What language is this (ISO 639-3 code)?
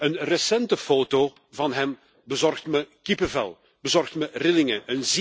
nld